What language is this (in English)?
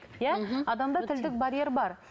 Kazakh